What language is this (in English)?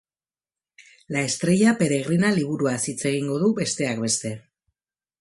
Basque